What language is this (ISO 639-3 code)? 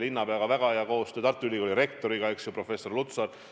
est